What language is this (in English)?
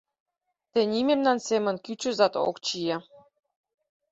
Mari